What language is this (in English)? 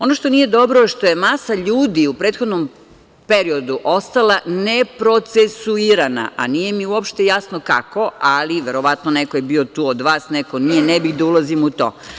Serbian